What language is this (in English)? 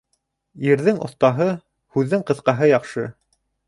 Bashkir